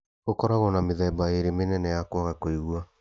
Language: Kikuyu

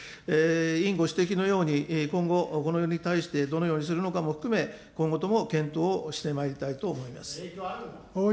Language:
Japanese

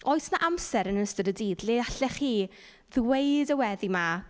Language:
Welsh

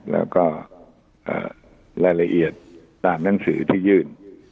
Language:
Thai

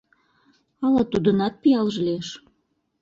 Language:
Mari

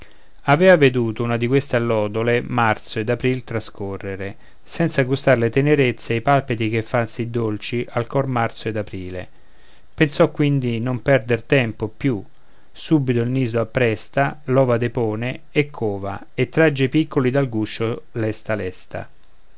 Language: Italian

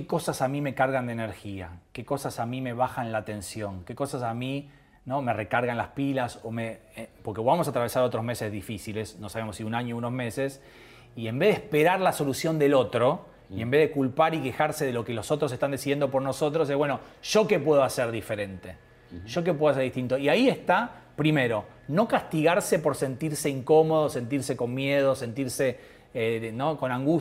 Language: Spanish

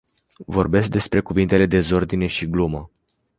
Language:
Romanian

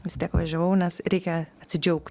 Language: Lithuanian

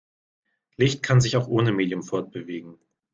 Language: German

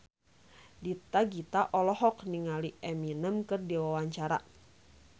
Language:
Sundanese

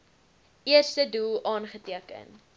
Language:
Afrikaans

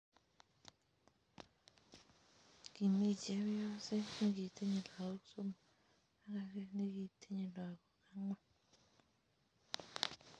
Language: Kalenjin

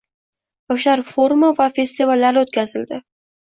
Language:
Uzbek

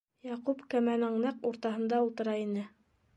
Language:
Bashkir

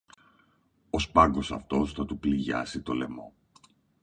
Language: Greek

